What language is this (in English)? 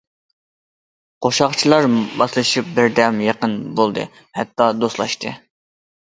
Uyghur